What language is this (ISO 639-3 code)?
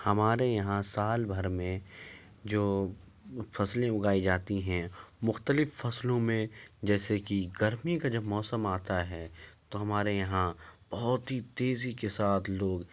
urd